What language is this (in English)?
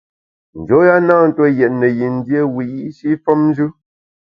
Bamun